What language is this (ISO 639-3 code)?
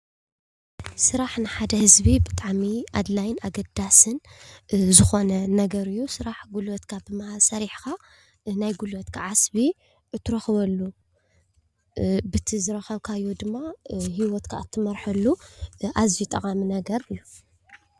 tir